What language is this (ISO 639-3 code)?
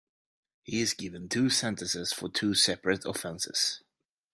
eng